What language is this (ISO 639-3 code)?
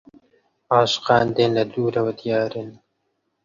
ckb